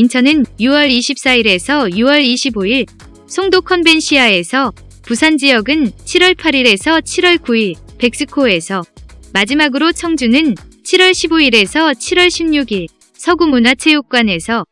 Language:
Korean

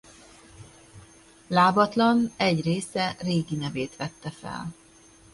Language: Hungarian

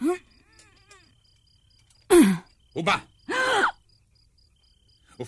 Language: Hebrew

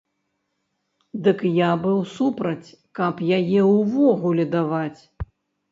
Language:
Belarusian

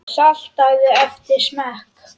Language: Icelandic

